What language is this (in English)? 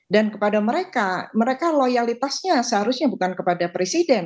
Indonesian